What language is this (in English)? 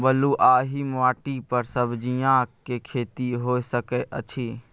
Maithili